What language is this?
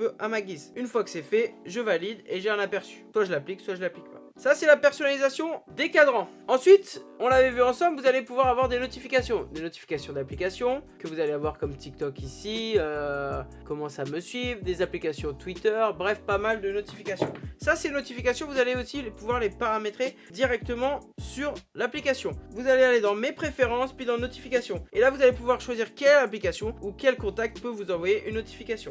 French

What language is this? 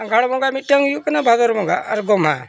Santali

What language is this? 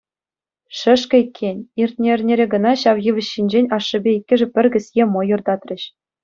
Chuvash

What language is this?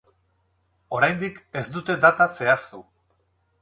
Basque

